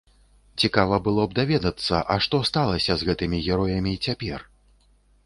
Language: Belarusian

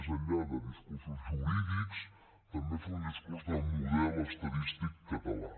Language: Catalan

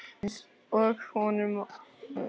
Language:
Icelandic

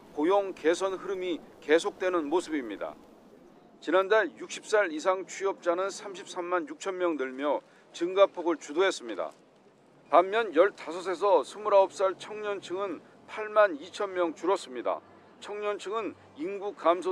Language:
Korean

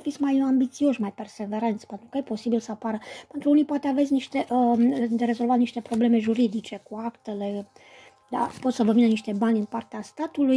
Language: Romanian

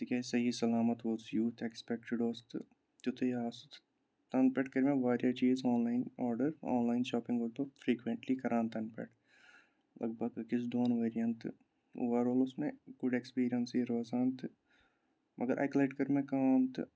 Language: Kashmiri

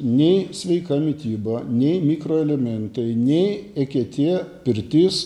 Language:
Lithuanian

